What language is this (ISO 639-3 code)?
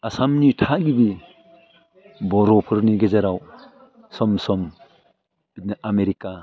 brx